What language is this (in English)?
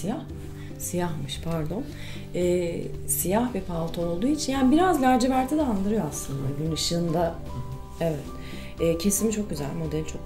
Turkish